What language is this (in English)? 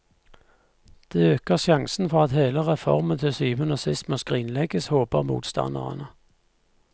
Norwegian